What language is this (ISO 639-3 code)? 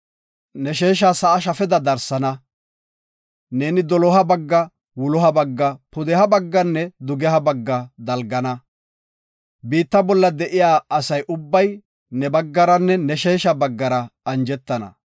gof